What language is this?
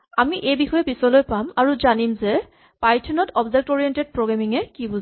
Assamese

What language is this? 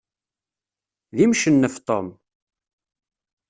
Kabyle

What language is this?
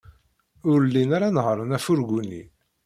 Kabyle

